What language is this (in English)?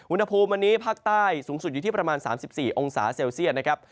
Thai